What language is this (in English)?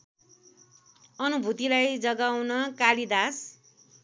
Nepali